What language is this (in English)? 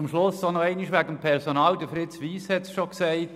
Swiss German